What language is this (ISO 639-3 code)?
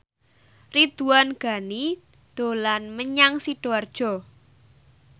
jav